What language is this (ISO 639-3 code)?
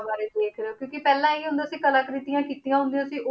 pan